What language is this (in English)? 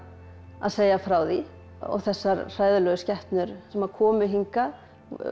Icelandic